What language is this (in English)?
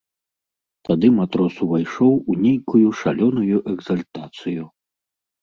Belarusian